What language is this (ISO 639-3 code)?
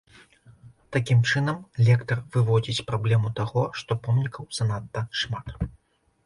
bel